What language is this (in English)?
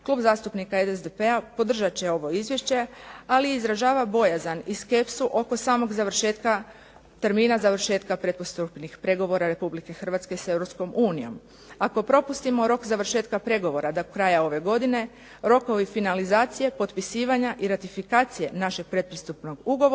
Croatian